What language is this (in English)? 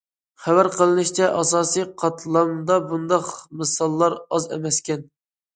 Uyghur